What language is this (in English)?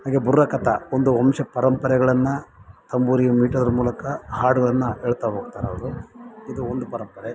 Kannada